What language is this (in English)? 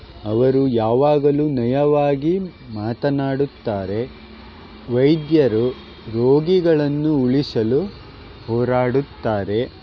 Kannada